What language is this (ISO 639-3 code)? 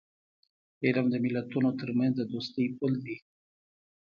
pus